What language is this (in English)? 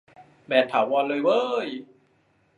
Thai